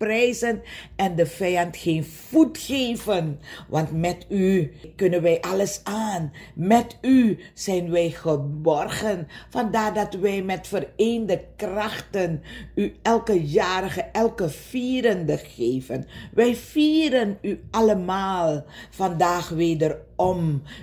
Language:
Dutch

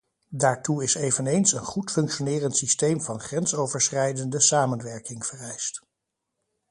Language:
Dutch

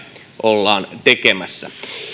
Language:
Finnish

